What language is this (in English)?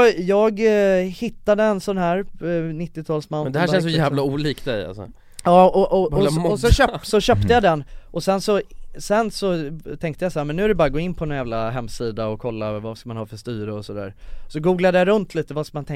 Swedish